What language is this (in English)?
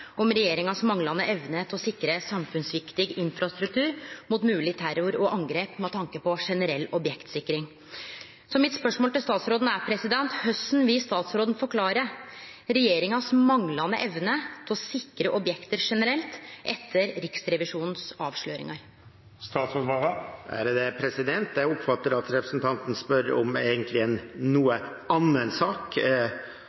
Norwegian